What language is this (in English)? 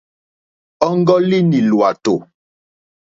Mokpwe